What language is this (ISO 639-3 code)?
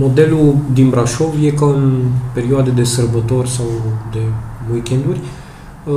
ron